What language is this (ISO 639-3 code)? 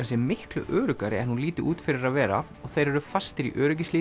isl